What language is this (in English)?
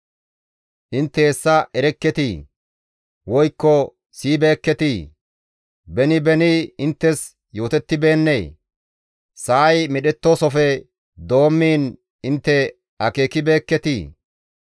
Gamo